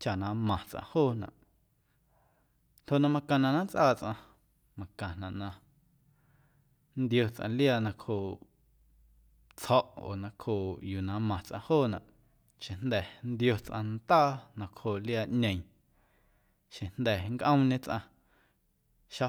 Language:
Guerrero Amuzgo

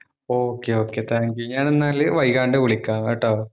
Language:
Malayalam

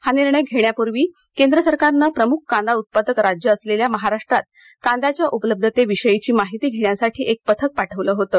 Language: Marathi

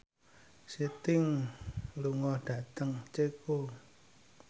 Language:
Javanese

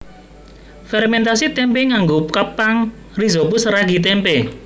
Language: Javanese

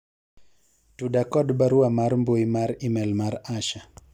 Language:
Luo (Kenya and Tanzania)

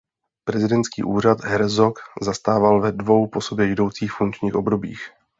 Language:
Czech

